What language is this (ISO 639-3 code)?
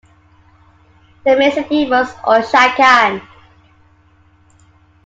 eng